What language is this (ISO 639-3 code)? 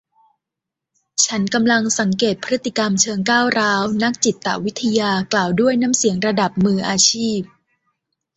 tha